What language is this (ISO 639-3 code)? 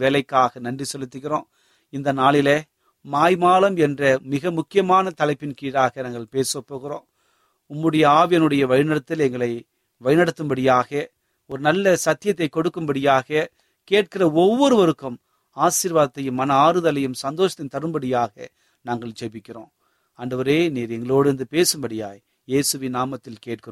tam